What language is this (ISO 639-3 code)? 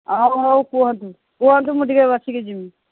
ori